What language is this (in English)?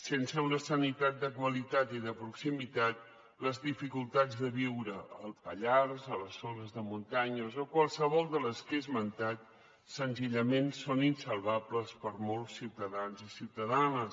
Catalan